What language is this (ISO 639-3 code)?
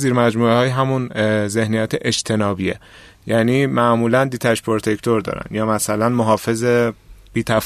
fas